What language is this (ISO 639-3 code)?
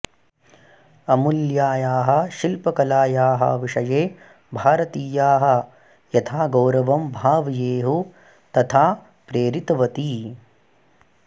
san